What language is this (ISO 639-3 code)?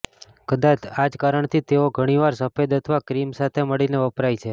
guj